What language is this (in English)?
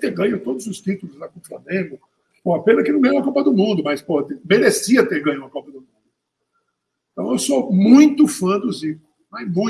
Portuguese